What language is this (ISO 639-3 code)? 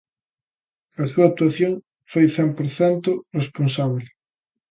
glg